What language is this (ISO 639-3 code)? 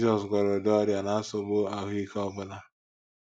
ibo